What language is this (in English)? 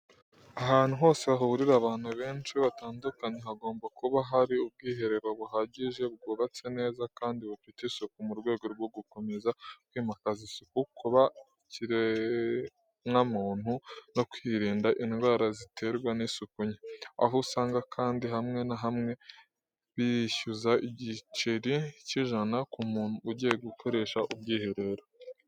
Kinyarwanda